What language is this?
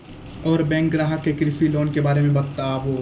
Maithili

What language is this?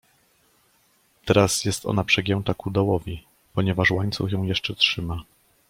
Polish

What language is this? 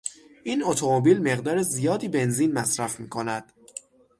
Persian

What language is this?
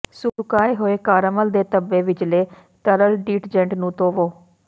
Punjabi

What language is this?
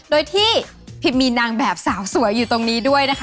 Thai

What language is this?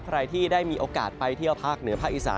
Thai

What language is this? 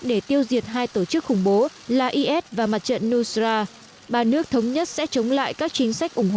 Vietnamese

